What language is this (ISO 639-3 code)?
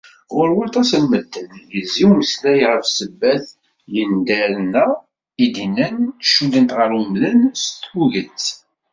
kab